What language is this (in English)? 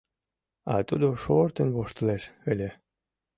Mari